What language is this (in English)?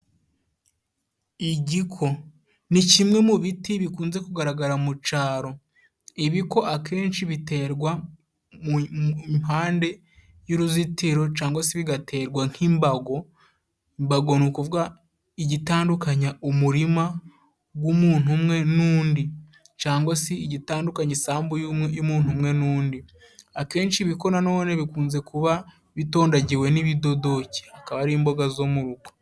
Kinyarwanda